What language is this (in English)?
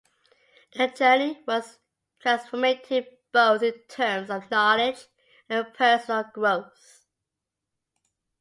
English